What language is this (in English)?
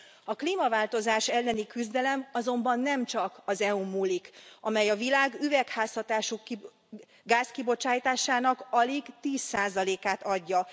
Hungarian